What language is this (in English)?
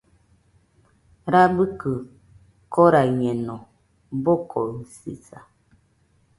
Nüpode Huitoto